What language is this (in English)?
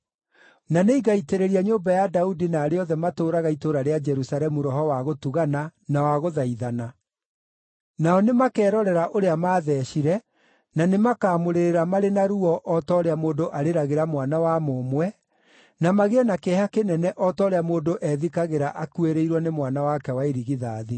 Kikuyu